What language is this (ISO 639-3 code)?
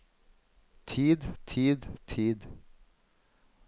nor